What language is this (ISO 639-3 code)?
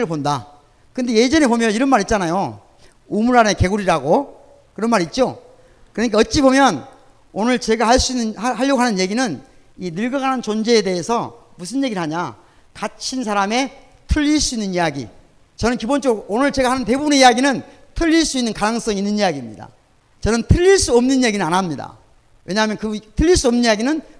kor